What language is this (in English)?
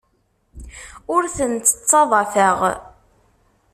Kabyle